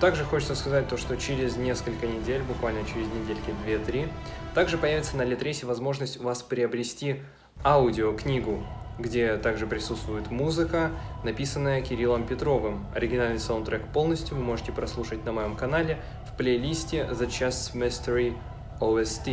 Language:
Russian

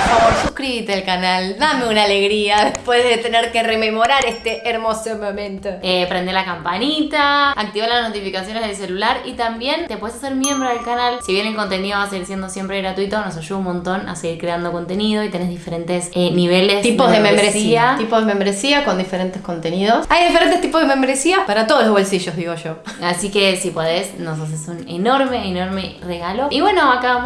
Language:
Spanish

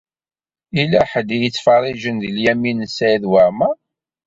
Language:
Kabyle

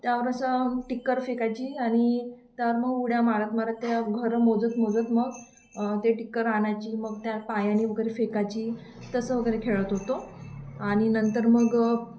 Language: Marathi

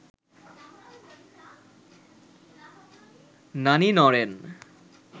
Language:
Bangla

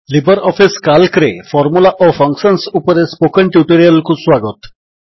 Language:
Odia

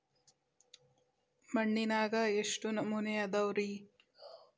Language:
Kannada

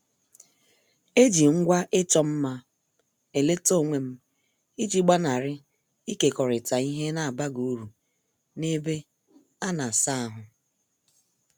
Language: Igbo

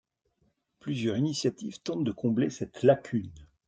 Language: French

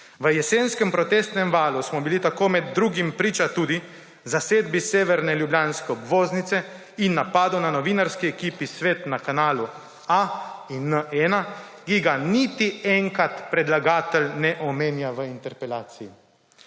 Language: Slovenian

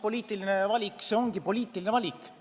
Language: Estonian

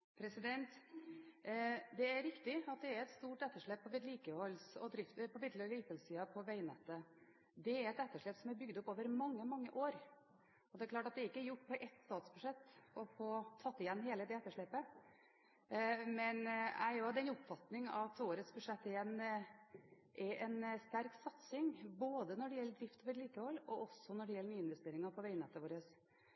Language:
Norwegian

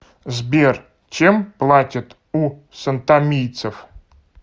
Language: Russian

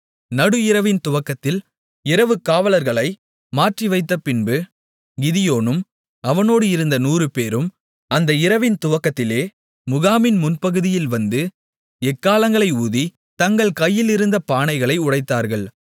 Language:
Tamil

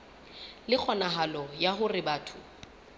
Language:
Southern Sotho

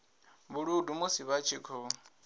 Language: Venda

